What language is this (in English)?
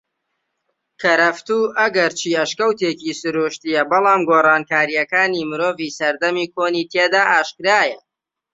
Central Kurdish